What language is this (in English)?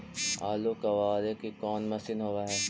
Magahi